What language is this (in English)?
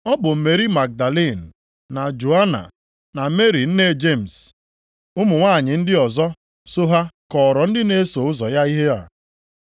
Igbo